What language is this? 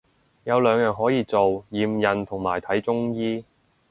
Cantonese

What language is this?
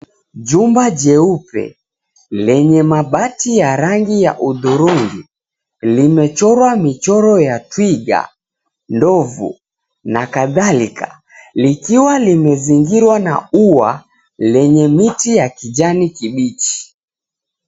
Swahili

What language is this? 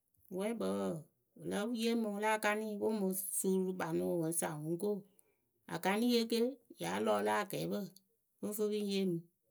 Akebu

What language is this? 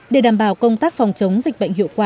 Vietnamese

